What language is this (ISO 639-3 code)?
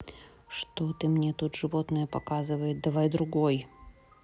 rus